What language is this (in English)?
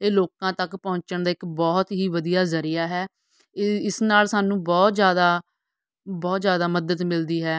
Punjabi